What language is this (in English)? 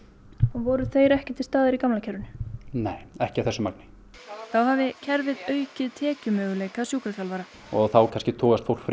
Icelandic